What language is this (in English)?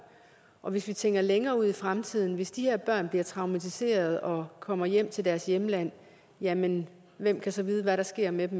Danish